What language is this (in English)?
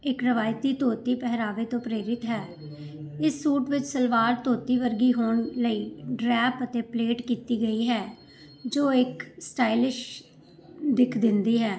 Punjabi